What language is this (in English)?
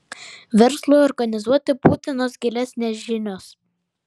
Lithuanian